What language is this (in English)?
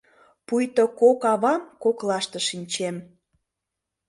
Mari